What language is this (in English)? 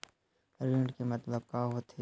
Chhattisgarhi